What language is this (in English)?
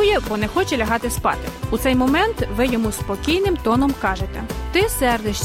Ukrainian